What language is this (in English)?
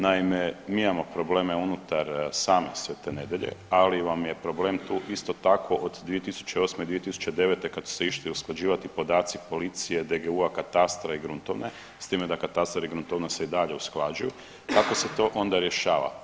Croatian